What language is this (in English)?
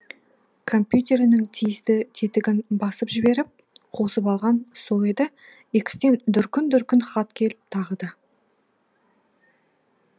Kazakh